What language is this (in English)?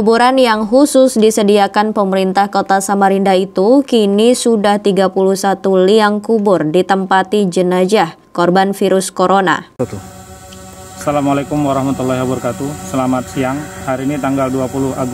Indonesian